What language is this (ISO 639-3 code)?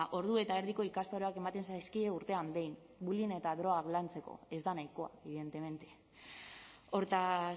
eus